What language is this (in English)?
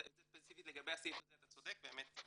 Hebrew